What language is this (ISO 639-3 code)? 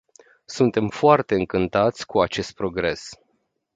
ron